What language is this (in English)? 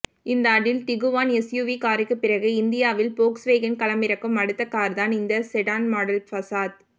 Tamil